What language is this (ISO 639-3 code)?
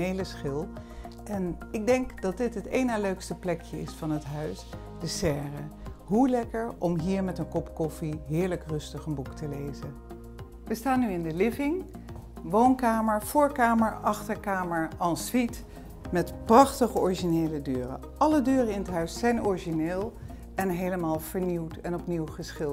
nld